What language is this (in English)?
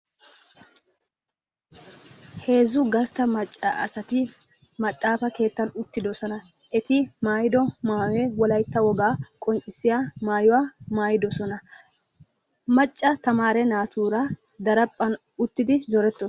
Wolaytta